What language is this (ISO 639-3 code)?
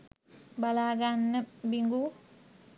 sin